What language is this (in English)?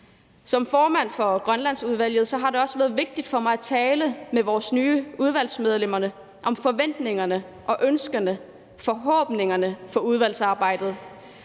Danish